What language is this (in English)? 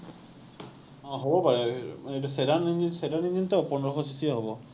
Assamese